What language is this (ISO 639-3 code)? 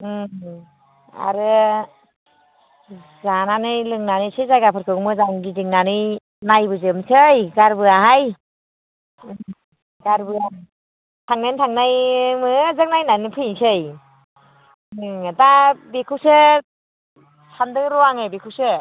brx